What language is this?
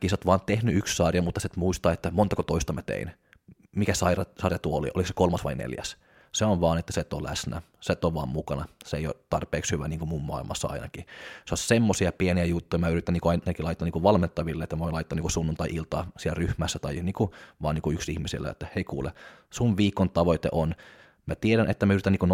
Finnish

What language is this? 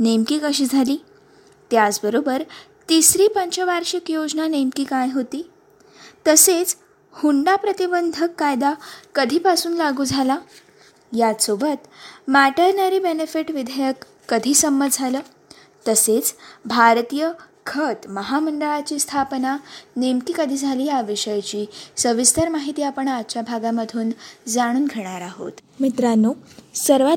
Marathi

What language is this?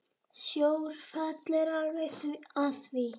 Icelandic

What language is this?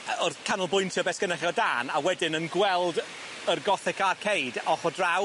Welsh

